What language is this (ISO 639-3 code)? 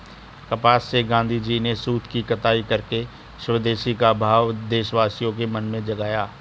hin